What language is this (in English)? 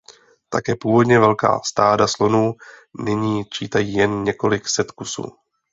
Czech